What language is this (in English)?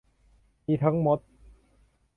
Thai